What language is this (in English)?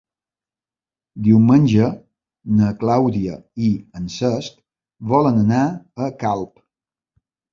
Catalan